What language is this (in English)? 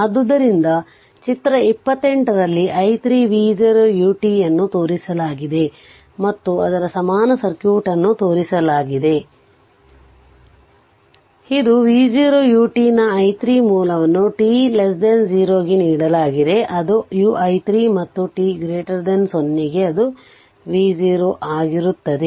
Kannada